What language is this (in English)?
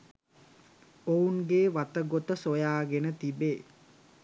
Sinhala